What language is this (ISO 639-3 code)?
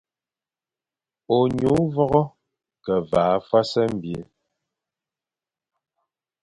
fan